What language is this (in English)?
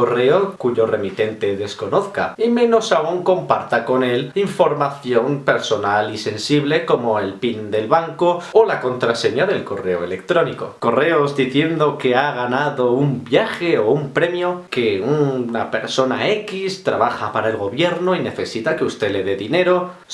Spanish